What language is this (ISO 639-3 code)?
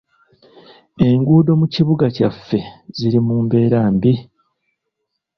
lug